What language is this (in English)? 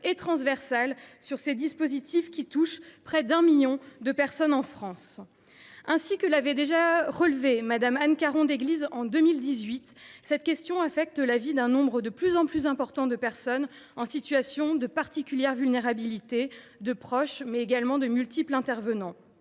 French